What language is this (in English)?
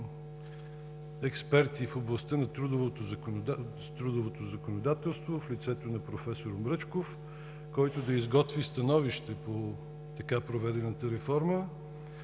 Bulgarian